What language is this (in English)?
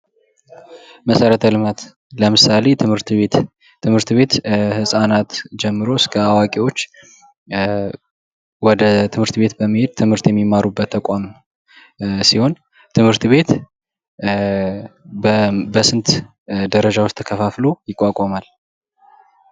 Amharic